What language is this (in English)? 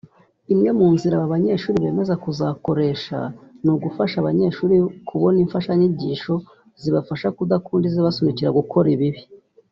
Kinyarwanda